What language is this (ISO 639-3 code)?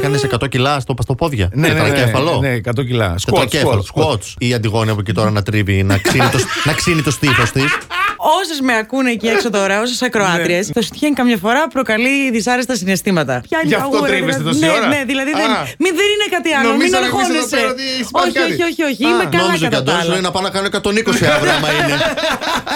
ell